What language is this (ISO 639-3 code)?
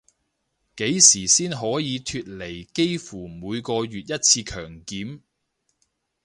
yue